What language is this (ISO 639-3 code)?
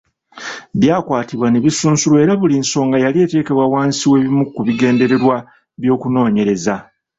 lug